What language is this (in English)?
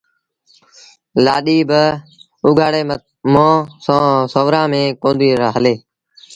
Sindhi Bhil